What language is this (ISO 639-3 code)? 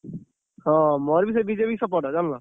ori